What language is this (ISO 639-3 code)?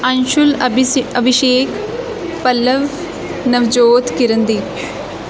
pan